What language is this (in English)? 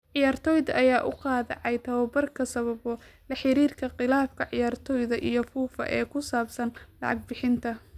Somali